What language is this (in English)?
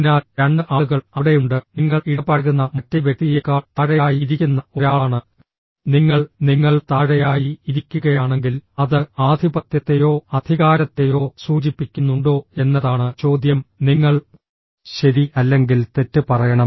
Malayalam